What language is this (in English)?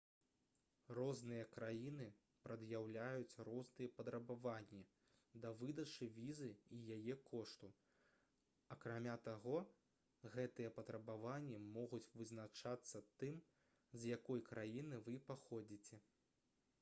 Belarusian